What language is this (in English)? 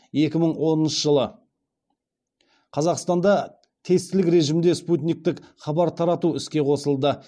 Kazakh